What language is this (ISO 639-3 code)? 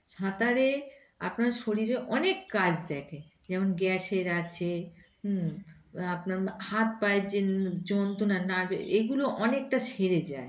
ben